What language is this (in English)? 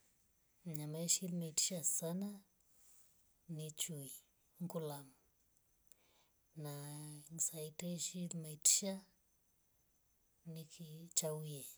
Rombo